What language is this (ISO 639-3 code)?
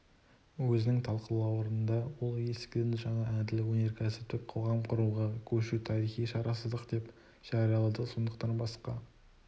kaz